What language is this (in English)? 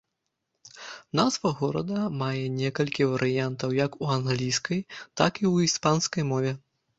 Belarusian